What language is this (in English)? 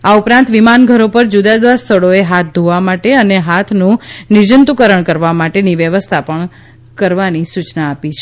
Gujarati